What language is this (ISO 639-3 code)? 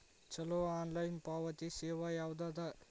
kan